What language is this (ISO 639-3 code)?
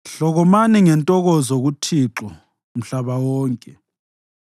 nde